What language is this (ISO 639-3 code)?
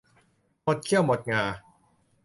tha